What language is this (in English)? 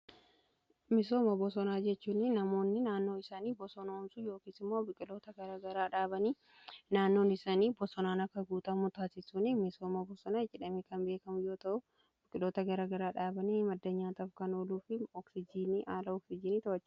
Oromo